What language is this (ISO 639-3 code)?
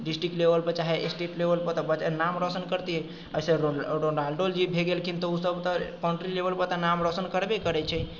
mai